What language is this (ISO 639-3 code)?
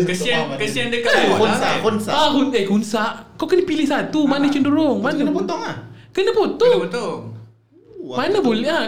msa